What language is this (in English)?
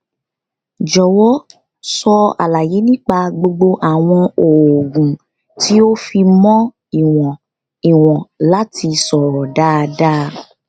Yoruba